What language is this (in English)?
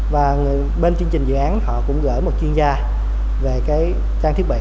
Vietnamese